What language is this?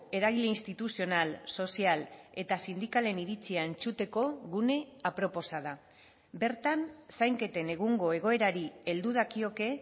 Basque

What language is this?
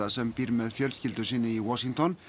Icelandic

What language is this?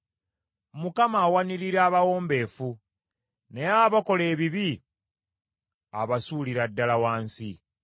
Ganda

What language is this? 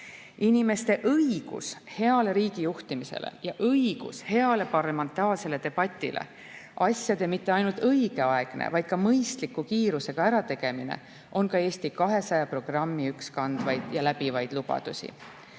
Estonian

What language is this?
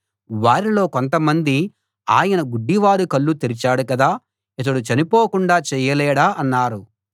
Telugu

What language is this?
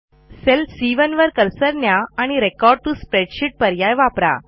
Marathi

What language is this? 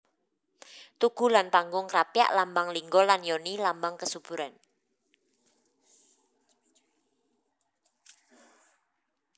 Javanese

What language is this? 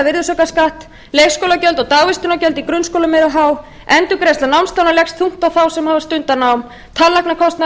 Icelandic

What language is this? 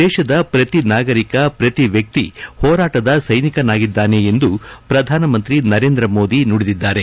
Kannada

